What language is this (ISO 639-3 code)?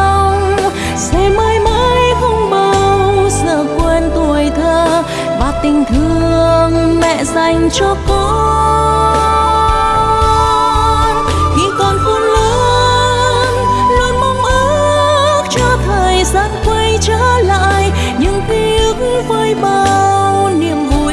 vie